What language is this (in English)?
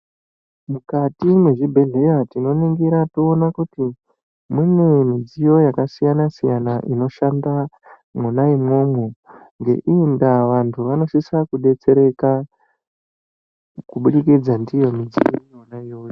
Ndau